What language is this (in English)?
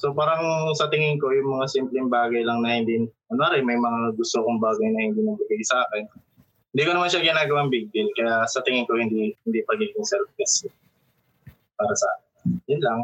Filipino